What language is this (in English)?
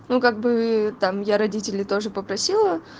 Russian